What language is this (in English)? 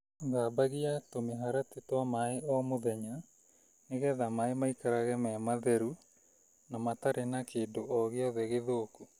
Kikuyu